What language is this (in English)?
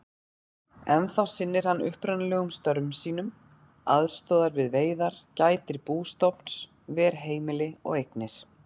Icelandic